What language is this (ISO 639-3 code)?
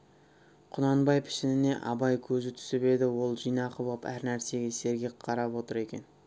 kaz